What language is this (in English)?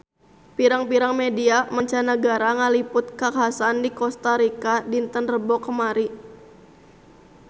Sundanese